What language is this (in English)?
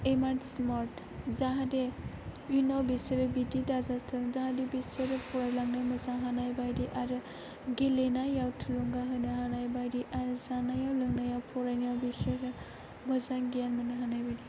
Bodo